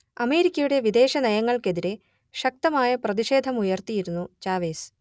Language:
Malayalam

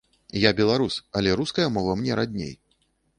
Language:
Belarusian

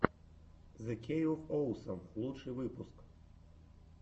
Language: Russian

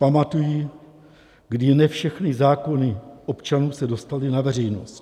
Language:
Czech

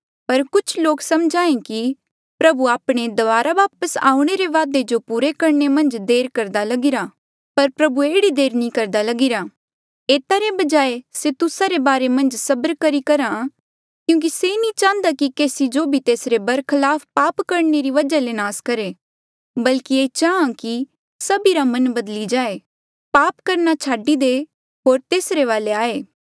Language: Mandeali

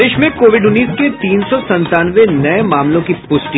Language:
Hindi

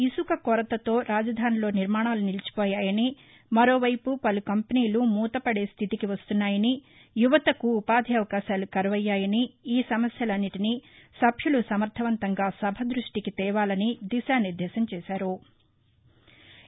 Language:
Telugu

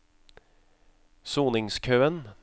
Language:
Norwegian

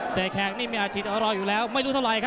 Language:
Thai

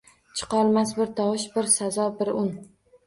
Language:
Uzbek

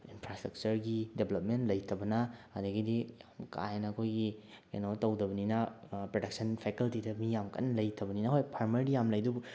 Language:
Manipuri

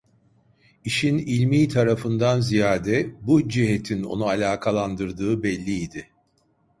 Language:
Turkish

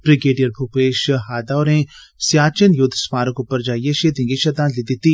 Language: Dogri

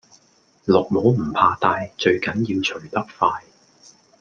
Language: Cantonese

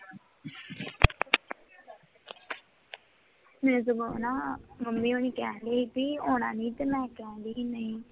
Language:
Punjabi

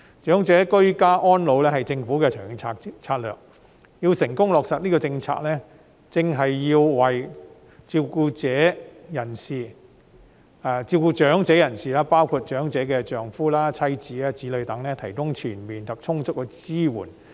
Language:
Cantonese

